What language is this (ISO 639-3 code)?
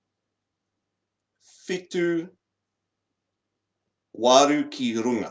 mri